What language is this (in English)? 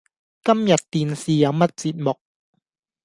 Cantonese